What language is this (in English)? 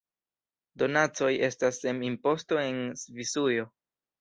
Esperanto